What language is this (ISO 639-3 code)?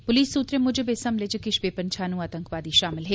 doi